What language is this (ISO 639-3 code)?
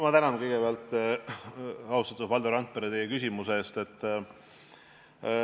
est